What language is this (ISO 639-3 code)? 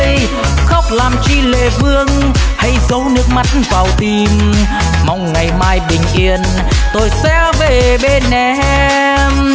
vie